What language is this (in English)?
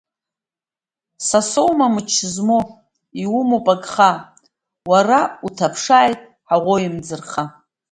Abkhazian